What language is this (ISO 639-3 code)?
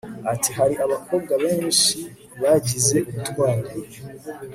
kin